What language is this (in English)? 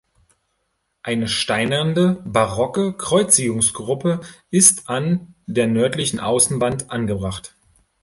German